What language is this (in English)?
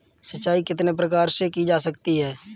Hindi